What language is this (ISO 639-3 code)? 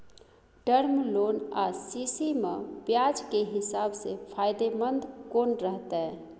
mai